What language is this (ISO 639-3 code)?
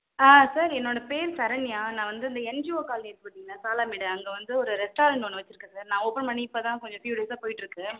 tam